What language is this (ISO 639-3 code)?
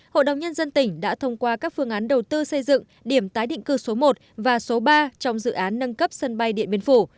vie